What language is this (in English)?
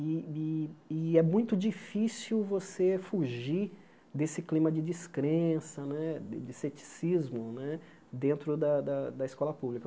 Portuguese